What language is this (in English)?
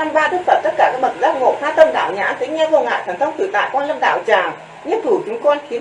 Vietnamese